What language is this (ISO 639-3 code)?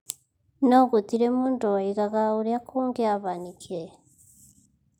kik